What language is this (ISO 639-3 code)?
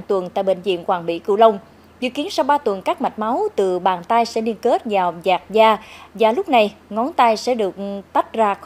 vie